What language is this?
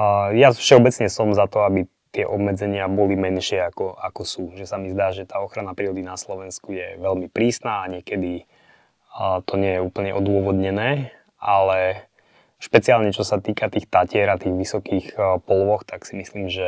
Slovak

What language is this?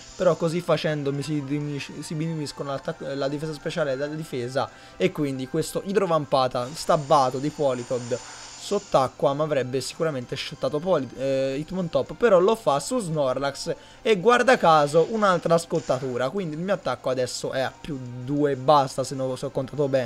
Italian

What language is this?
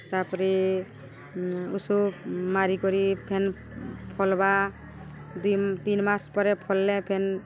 Odia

